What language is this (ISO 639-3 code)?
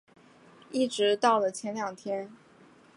zho